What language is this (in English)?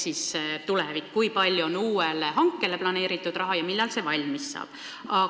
Estonian